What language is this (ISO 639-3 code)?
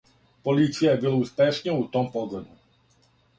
srp